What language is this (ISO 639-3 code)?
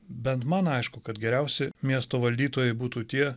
lit